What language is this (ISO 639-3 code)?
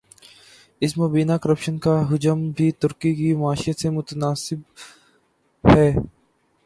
urd